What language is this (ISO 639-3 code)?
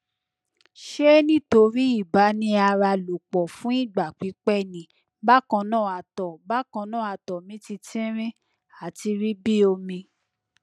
yor